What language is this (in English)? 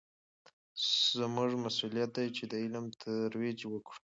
Pashto